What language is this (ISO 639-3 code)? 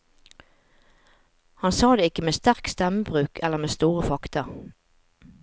nor